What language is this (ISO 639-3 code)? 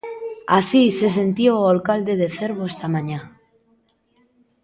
glg